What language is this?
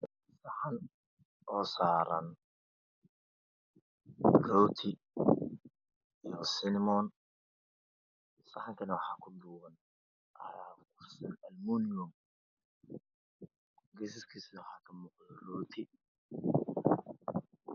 Somali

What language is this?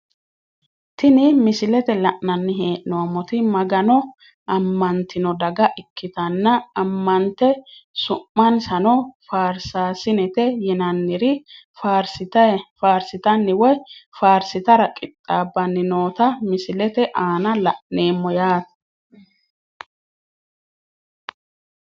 Sidamo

